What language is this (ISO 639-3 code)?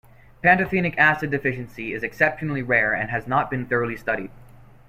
eng